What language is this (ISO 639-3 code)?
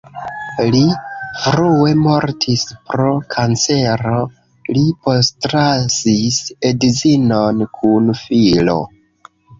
epo